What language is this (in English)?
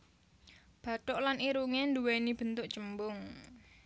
Javanese